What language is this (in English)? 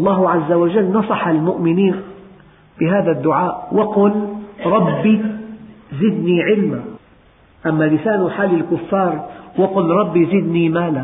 Arabic